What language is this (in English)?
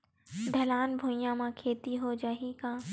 Chhattisgarhi